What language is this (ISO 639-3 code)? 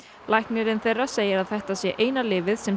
isl